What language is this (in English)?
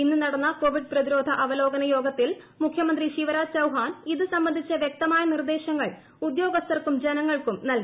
Malayalam